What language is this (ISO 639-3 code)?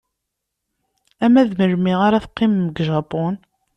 kab